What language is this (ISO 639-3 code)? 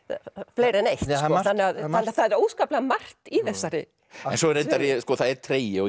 isl